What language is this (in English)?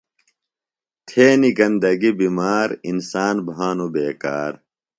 Phalura